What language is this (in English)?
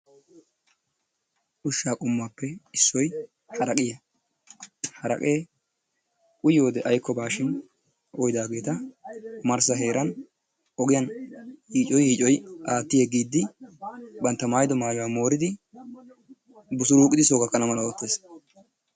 Wolaytta